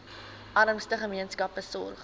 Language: Afrikaans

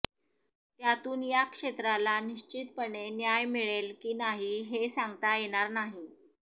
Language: Marathi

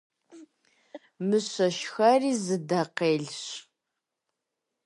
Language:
Kabardian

